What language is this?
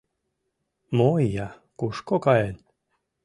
Mari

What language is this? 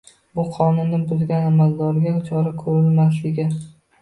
Uzbek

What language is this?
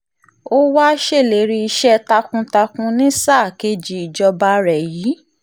Yoruba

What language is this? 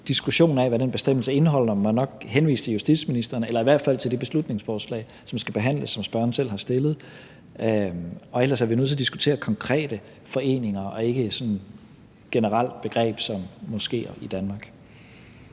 Danish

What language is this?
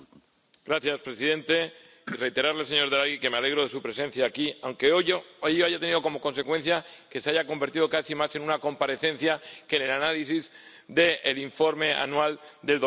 Spanish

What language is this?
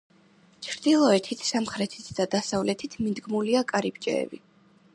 Georgian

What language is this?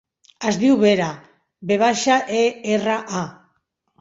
Catalan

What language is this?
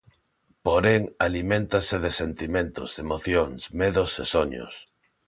Galician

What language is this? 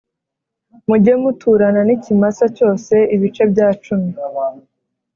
Kinyarwanda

